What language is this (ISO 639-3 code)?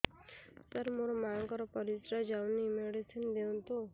ori